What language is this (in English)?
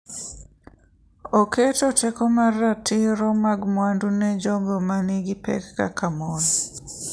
Luo (Kenya and Tanzania)